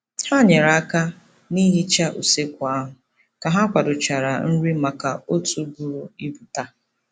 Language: Igbo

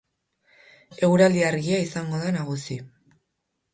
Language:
Basque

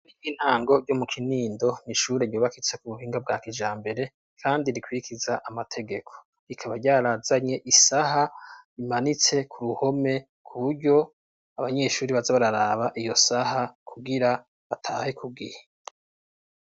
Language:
Rundi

